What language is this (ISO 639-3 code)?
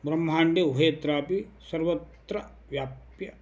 san